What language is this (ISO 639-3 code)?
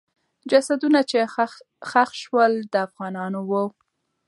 pus